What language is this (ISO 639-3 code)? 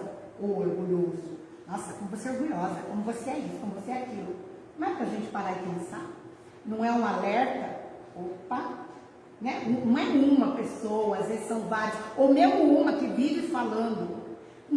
por